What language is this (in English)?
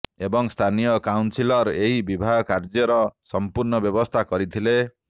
Odia